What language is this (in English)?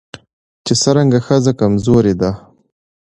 Pashto